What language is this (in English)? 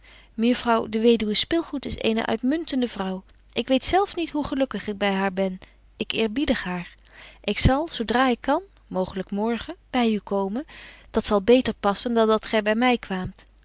Dutch